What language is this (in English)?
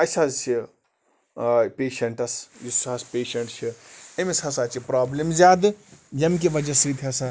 Kashmiri